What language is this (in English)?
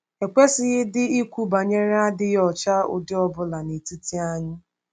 Igbo